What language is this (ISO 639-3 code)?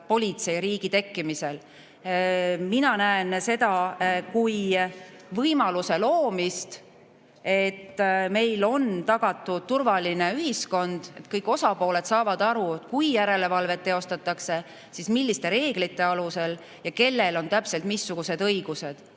est